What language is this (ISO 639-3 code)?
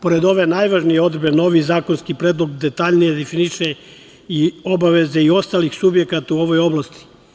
srp